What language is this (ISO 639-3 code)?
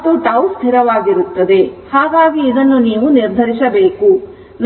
kan